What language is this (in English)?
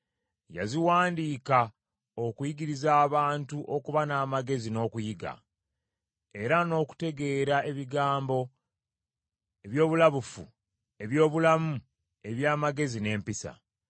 Ganda